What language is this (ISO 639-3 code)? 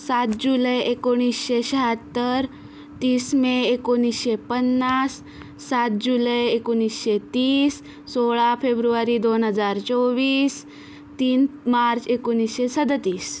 mar